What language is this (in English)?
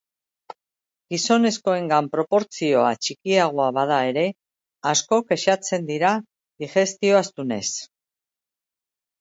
Basque